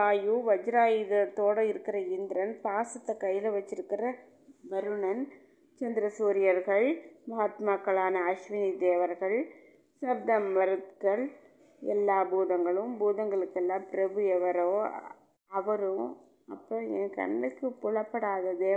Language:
Tamil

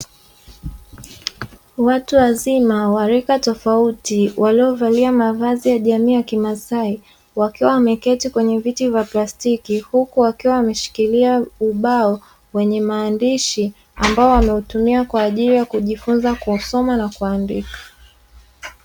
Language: Swahili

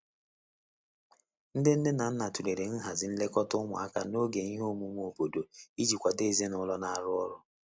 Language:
Igbo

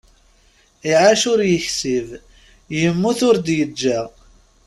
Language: Kabyle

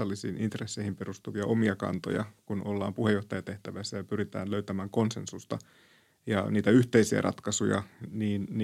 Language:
Finnish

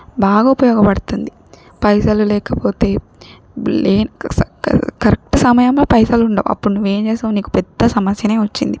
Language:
Telugu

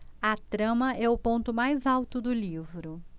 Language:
Portuguese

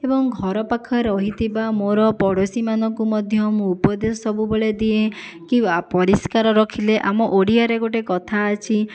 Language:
Odia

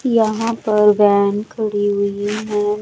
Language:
Hindi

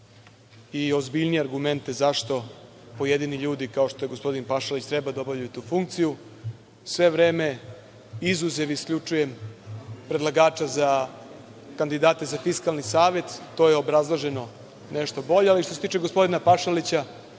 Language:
Serbian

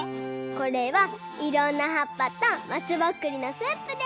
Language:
Japanese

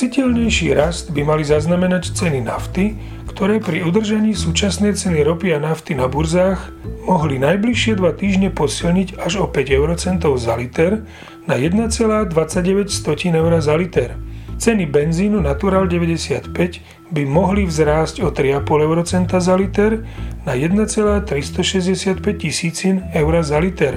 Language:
Slovak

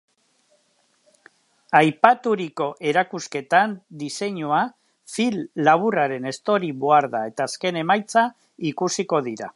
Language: Basque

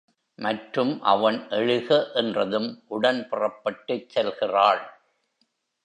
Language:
Tamil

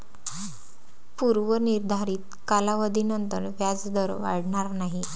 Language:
Marathi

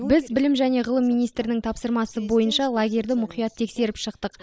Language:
Kazakh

